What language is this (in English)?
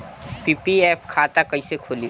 Bhojpuri